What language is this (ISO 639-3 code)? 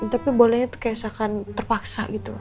ind